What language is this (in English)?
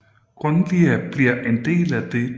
Danish